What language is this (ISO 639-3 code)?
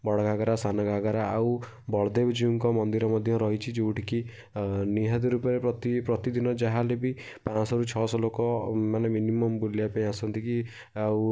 ori